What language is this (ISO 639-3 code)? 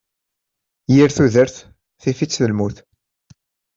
kab